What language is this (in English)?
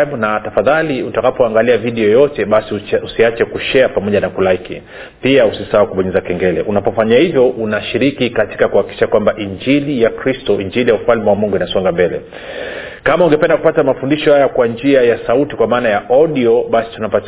Swahili